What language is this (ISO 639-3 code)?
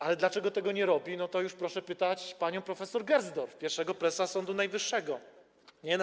pol